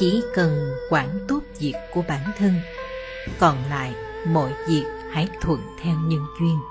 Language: Vietnamese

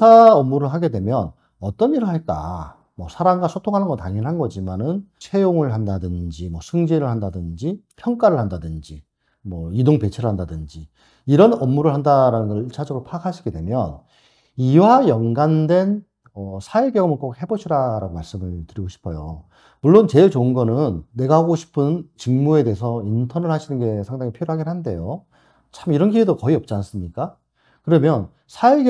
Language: Korean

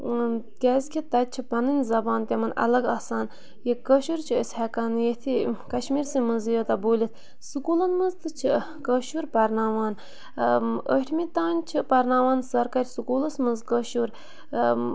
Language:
Kashmiri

